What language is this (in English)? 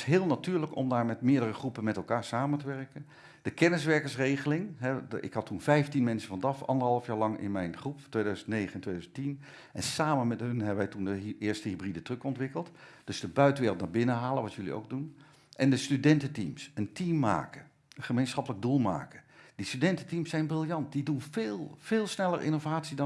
Dutch